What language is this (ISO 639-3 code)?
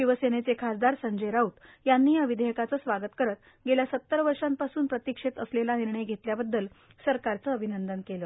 mar